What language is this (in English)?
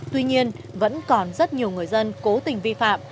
Vietnamese